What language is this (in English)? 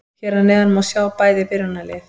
Icelandic